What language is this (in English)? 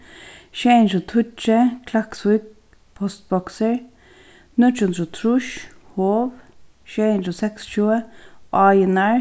Faroese